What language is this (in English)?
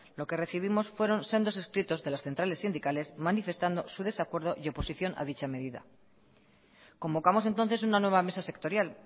Spanish